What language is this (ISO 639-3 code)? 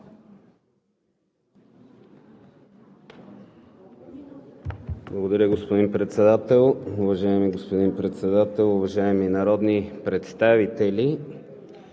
bul